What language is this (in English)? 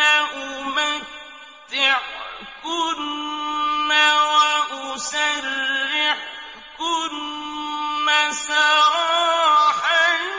Arabic